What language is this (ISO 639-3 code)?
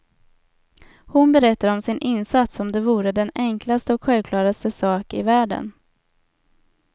swe